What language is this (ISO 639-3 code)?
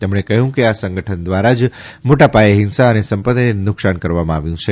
guj